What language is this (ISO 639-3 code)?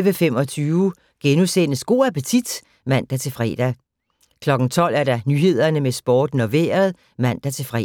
dan